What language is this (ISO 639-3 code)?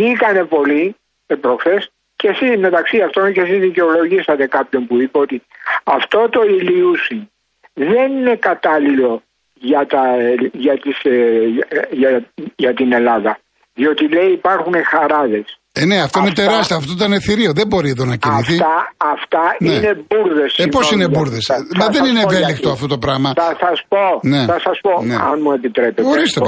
ell